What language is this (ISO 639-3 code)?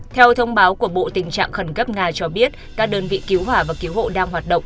vie